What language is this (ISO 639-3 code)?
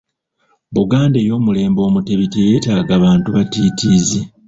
lug